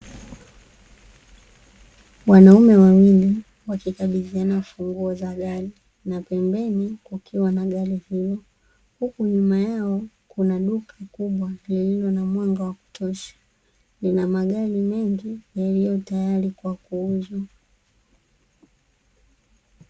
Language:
Swahili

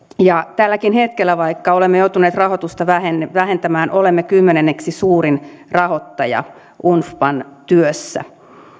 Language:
Finnish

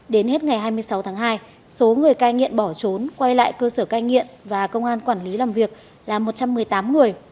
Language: Vietnamese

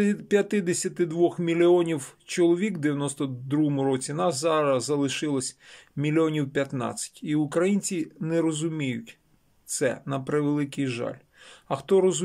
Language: Ukrainian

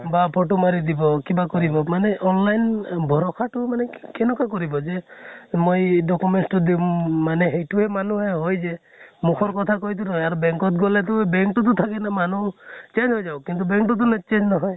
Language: Assamese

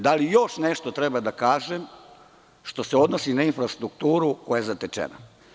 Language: Serbian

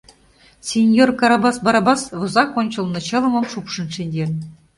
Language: Mari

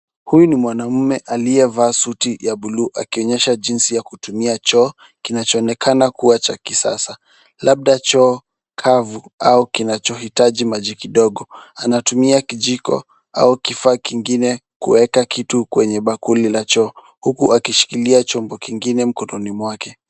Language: Swahili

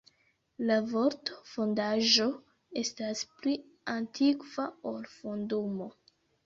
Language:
Esperanto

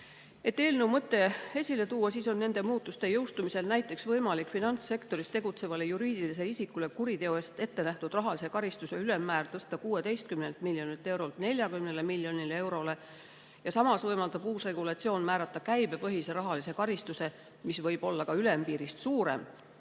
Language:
Estonian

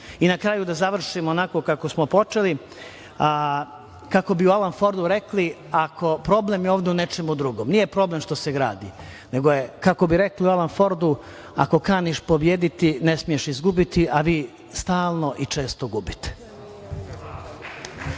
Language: Serbian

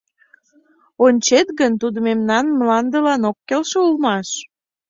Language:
Mari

